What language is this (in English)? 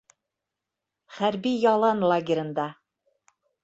Bashkir